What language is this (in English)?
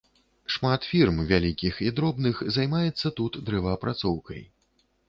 Belarusian